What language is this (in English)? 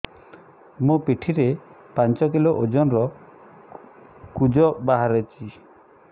Odia